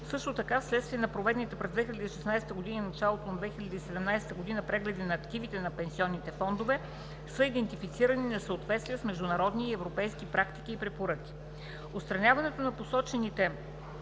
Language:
Bulgarian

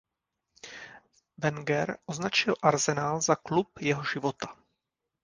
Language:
Czech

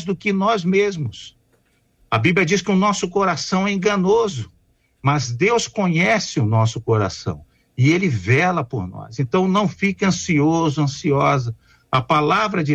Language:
Portuguese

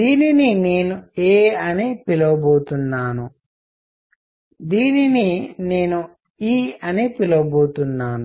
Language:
Telugu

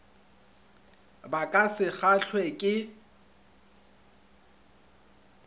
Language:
Northern Sotho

